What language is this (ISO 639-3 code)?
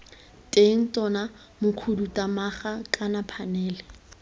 tsn